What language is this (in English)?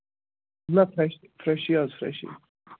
Kashmiri